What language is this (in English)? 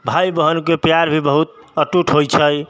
Maithili